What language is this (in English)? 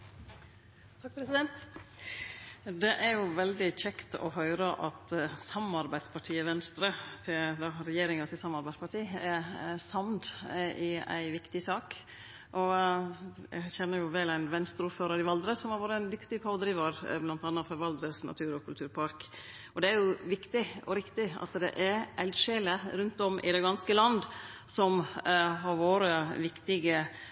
Norwegian Nynorsk